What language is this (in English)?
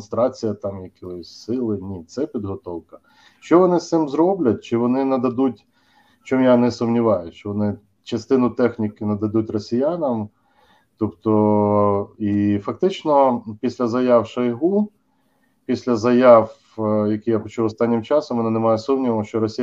Ukrainian